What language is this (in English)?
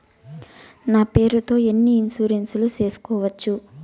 Telugu